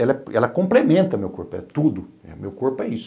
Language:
Portuguese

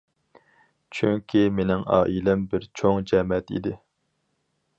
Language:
Uyghur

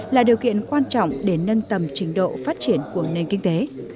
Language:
Vietnamese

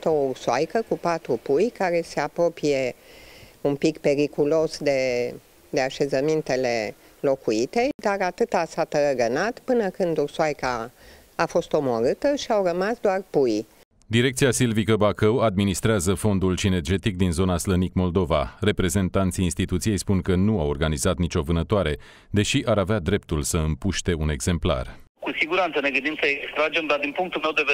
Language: Romanian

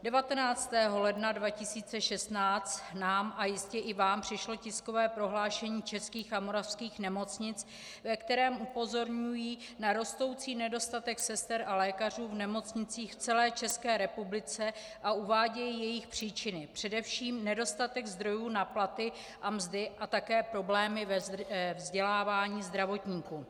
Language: Czech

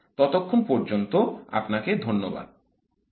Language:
Bangla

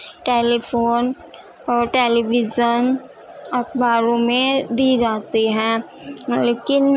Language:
Urdu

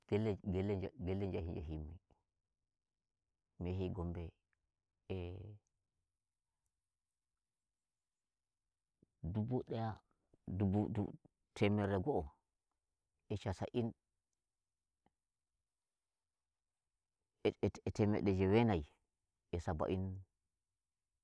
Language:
Nigerian Fulfulde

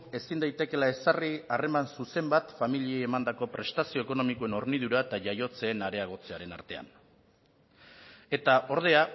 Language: Basque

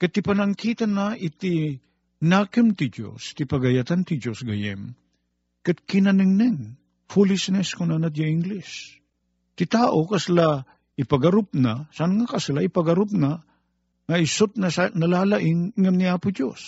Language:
Filipino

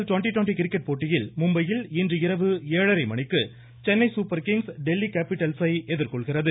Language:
Tamil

